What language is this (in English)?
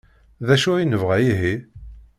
Kabyle